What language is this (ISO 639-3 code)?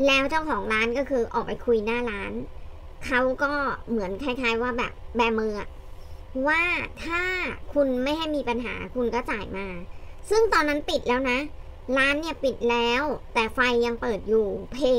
tha